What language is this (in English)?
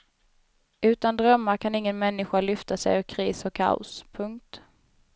Swedish